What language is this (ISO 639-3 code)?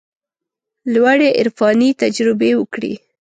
pus